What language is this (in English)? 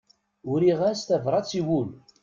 Kabyle